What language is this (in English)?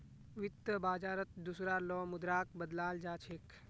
Magahi